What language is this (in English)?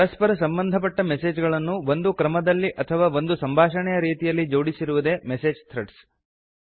Kannada